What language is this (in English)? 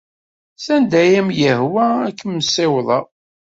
Kabyle